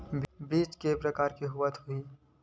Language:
Chhattisgarhi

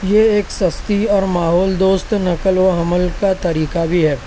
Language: Urdu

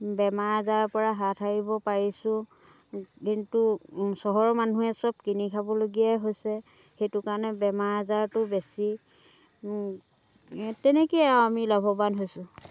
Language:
Assamese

